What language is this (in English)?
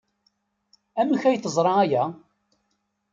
Kabyle